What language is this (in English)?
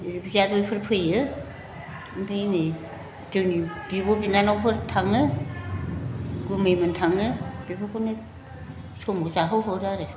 Bodo